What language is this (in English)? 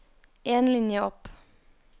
Norwegian